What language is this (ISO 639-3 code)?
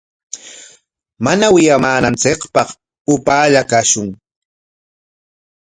qwa